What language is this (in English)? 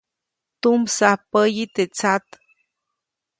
Copainalá Zoque